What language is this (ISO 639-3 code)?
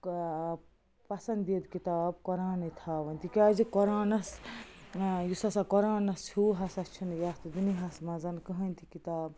kas